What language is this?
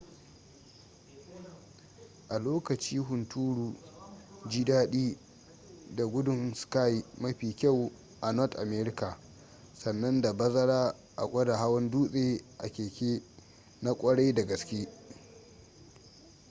Hausa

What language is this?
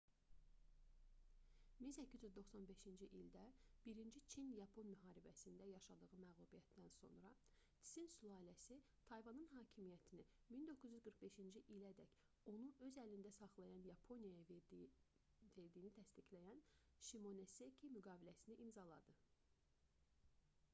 Azerbaijani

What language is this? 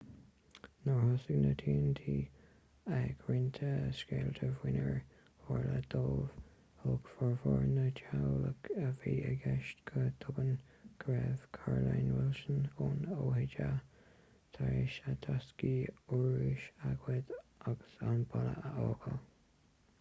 Irish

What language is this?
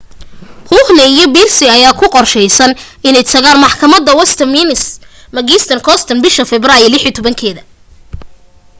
Somali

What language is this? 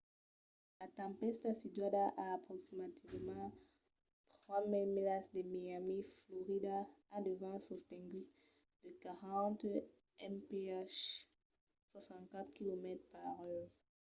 Occitan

